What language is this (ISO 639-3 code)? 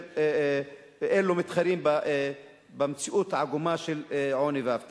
heb